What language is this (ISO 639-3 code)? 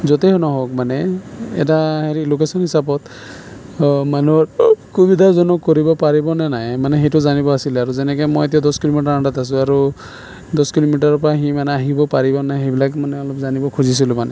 asm